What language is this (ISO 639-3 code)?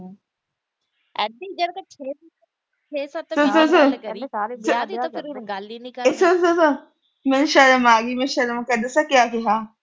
pan